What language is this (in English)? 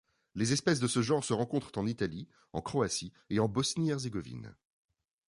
French